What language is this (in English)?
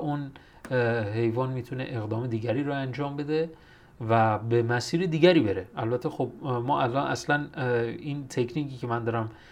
Persian